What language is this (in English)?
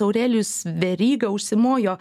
Lithuanian